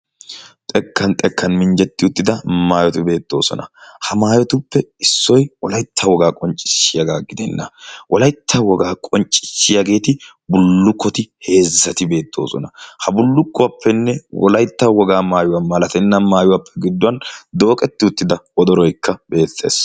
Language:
Wolaytta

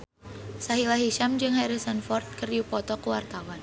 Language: Sundanese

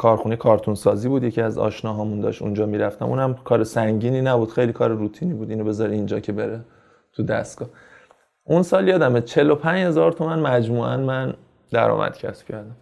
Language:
Persian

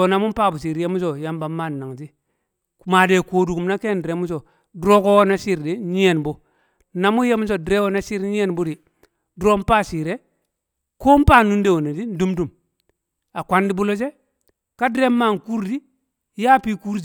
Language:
Kamo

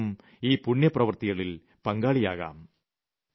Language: Malayalam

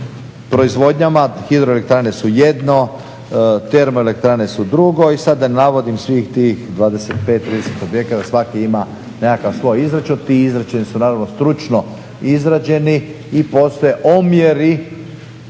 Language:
Croatian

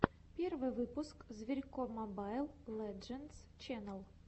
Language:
Russian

